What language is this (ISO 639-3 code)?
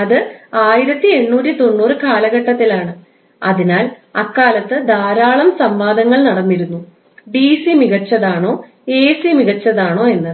mal